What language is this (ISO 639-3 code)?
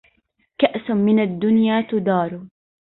ara